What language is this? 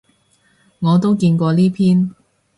Cantonese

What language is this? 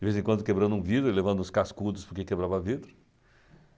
Portuguese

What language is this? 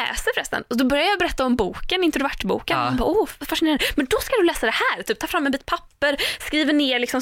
Swedish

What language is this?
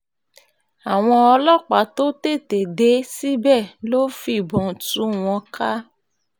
Yoruba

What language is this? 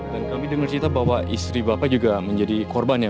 Indonesian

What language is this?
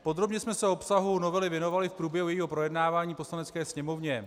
Czech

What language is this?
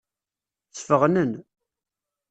Kabyle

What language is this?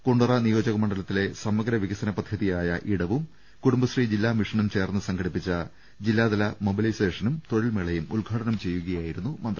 Malayalam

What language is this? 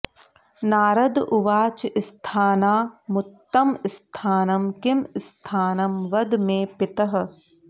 Sanskrit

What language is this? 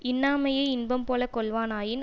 Tamil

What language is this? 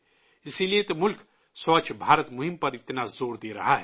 Urdu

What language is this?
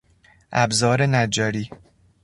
Persian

